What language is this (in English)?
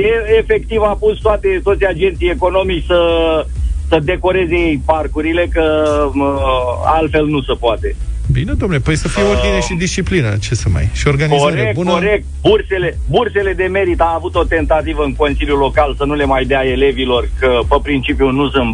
Romanian